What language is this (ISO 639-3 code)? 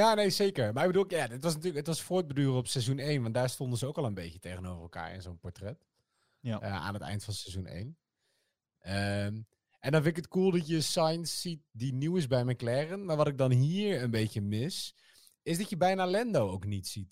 nld